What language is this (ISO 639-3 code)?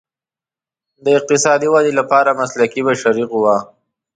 pus